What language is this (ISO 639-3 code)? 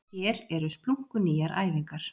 isl